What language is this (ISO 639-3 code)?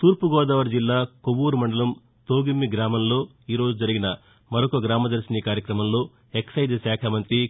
tel